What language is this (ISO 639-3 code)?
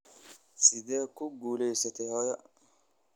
som